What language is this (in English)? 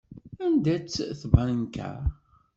Kabyle